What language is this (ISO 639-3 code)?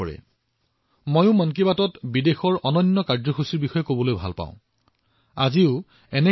asm